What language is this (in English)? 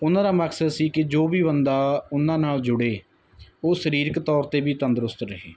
Punjabi